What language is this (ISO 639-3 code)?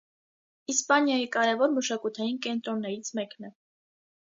hye